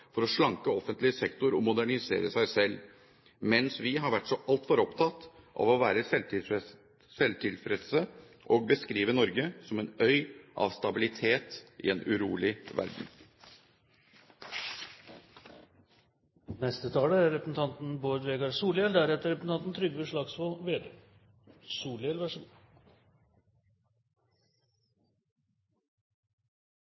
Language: Norwegian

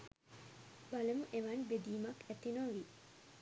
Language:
Sinhala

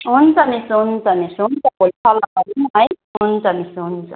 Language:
Nepali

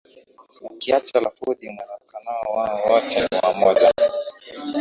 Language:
Swahili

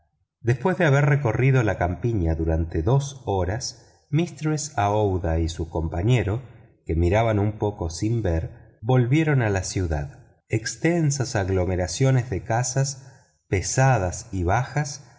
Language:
Spanish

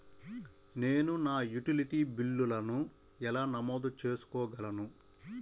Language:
Telugu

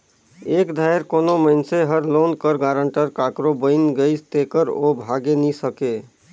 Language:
Chhattisgarhi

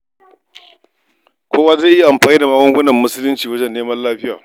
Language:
Hausa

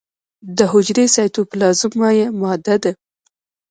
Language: Pashto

